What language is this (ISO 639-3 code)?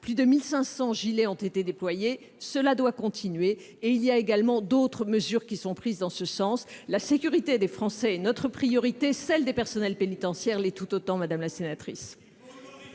fra